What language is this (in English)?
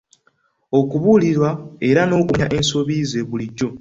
Ganda